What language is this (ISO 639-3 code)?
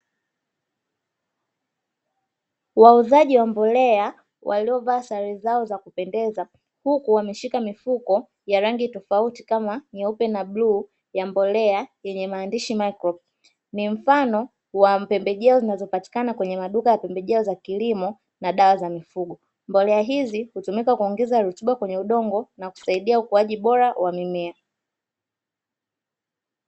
swa